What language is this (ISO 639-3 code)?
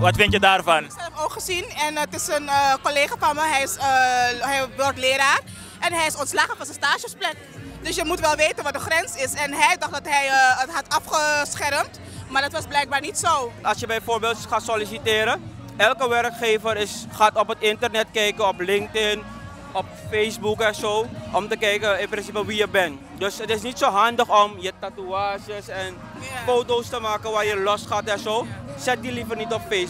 nld